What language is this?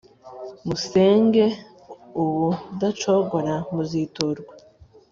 Kinyarwanda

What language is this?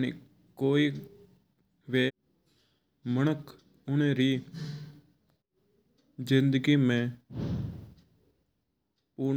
Mewari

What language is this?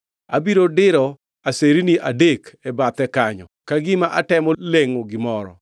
Luo (Kenya and Tanzania)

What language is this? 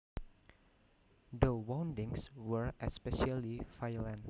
Javanese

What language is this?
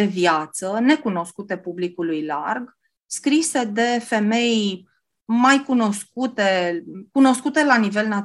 Romanian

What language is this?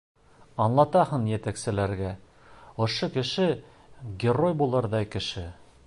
Bashkir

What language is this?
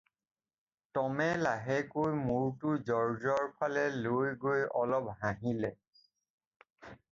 Assamese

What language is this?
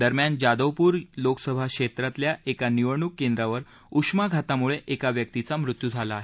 Marathi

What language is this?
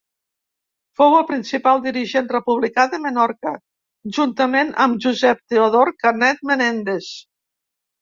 Catalan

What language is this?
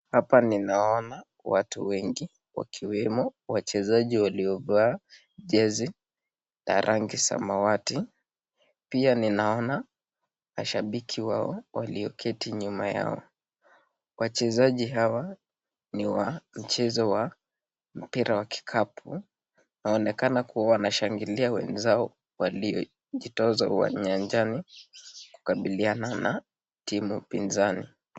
Swahili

